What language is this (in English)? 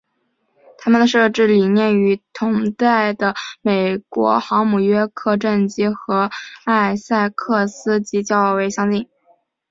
Chinese